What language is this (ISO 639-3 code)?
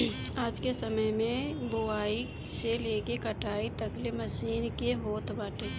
bho